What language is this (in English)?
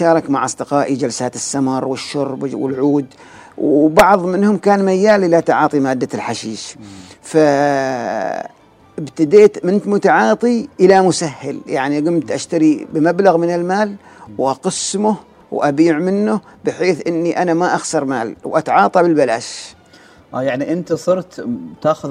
Arabic